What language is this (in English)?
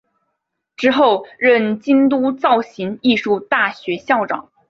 Chinese